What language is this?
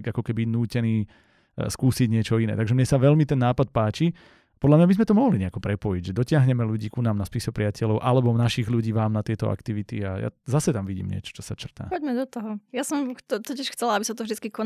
Slovak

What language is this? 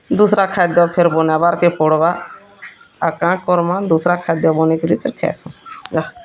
Odia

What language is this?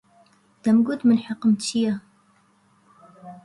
Central Kurdish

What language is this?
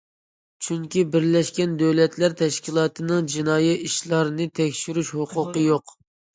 Uyghur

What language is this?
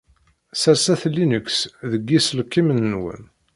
Kabyle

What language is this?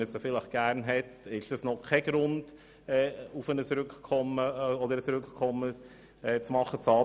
Swiss German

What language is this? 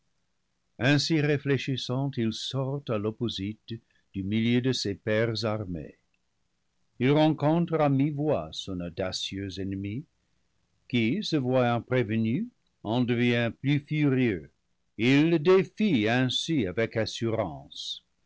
French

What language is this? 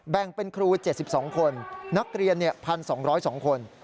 Thai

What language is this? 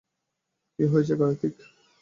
Bangla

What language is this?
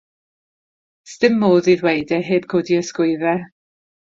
Welsh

